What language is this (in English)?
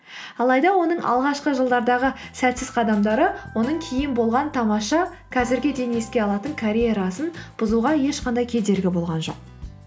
Kazakh